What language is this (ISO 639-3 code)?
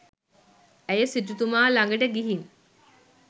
sin